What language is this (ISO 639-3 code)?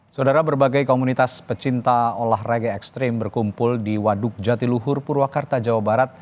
ind